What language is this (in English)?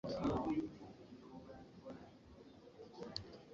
Ganda